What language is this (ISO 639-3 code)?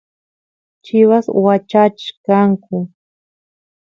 qus